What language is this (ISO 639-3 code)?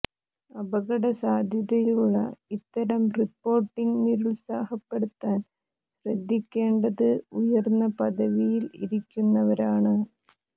mal